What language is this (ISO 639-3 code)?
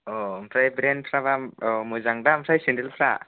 brx